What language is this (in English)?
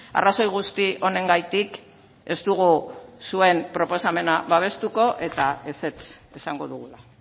Basque